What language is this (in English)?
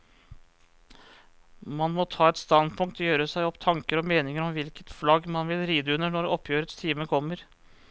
Norwegian